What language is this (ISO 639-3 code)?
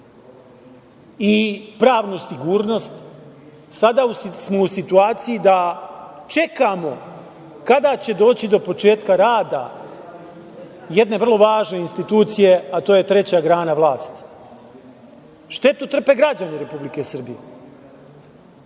srp